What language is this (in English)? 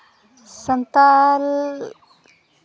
Santali